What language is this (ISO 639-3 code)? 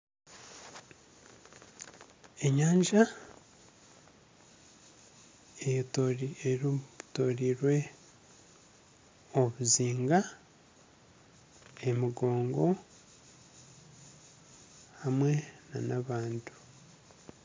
nyn